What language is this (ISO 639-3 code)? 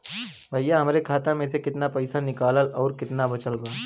bho